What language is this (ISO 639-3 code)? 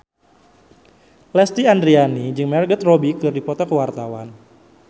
sun